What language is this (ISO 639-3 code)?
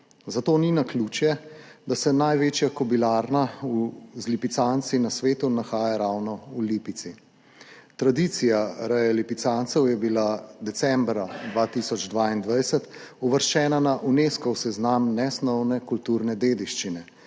slv